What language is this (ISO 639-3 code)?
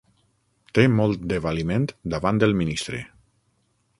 cat